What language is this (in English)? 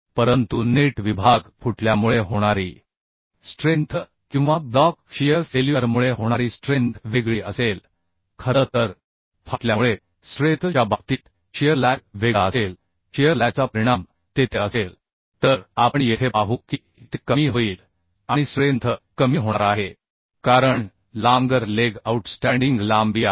Marathi